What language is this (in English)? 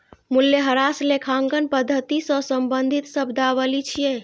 Maithili